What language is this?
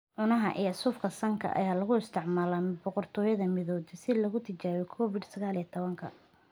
Somali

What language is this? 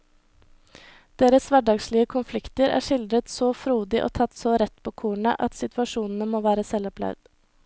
Norwegian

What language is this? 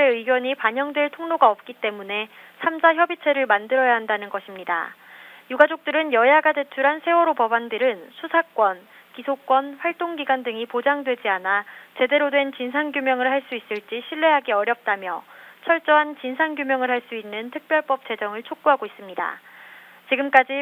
Korean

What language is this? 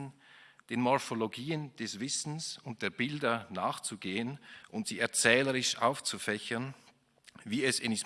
German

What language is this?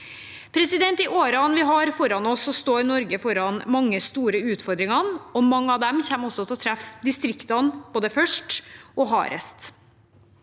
Norwegian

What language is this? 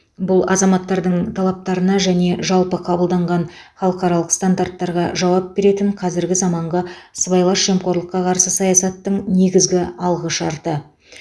Kazakh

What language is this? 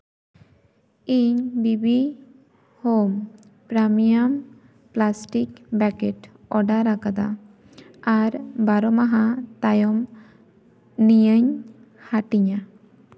Santali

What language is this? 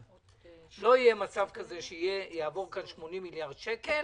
Hebrew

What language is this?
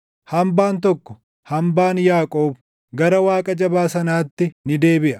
Oromo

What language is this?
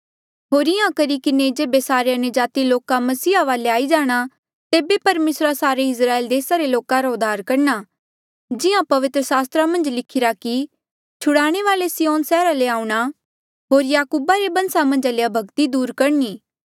Mandeali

